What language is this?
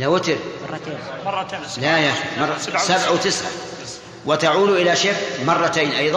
Arabic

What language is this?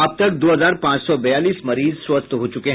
Hindi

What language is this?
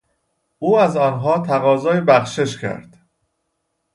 Persian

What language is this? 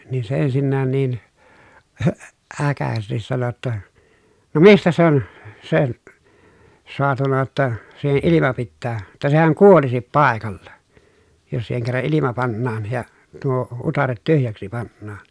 Finnish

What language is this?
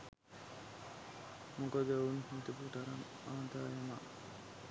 Sinhala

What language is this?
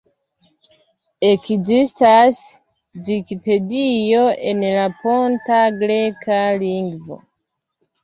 Esperanto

